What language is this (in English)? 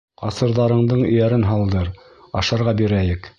Bashkir